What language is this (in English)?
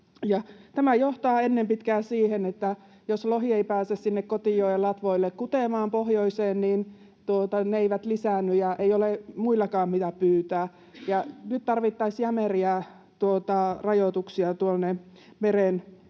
Finnish